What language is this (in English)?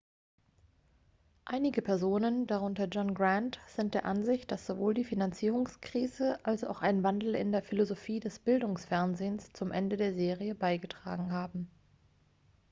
German